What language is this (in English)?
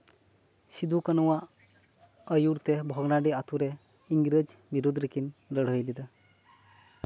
Santali